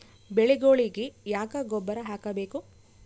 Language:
Kannada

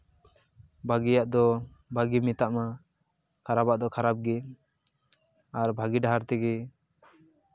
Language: Santali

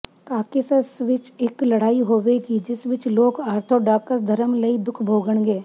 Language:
Punjabi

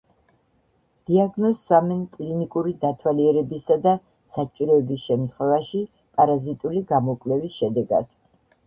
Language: Georgian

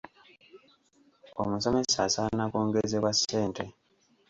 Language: Ganda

